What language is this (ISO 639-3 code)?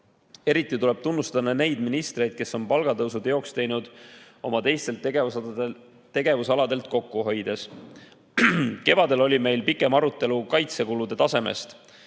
est